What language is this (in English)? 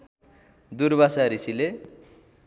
Nepali